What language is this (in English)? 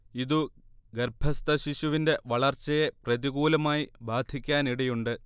Malayalam